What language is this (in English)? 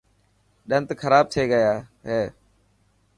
Dhatki